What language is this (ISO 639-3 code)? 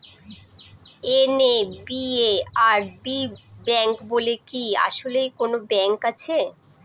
ben